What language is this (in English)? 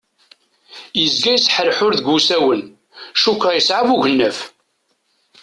Kabyle